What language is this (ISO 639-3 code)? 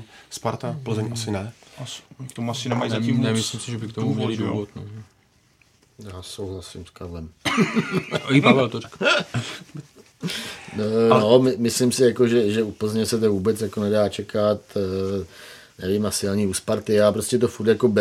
ces